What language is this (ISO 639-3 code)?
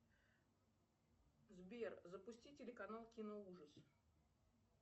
rus